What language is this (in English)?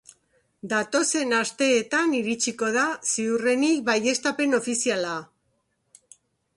Basque